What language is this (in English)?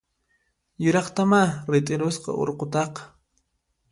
Puno Quechua